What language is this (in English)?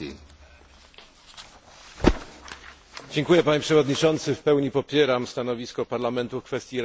Polish